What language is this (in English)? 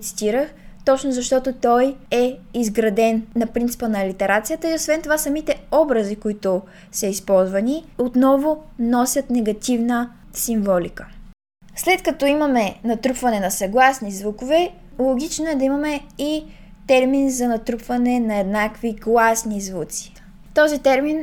Bulgarian